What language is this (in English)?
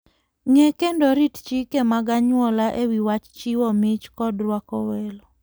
Luo (Kenya and Tanzania)